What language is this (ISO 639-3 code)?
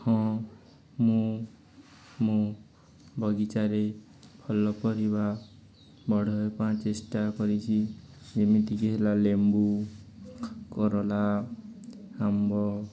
ori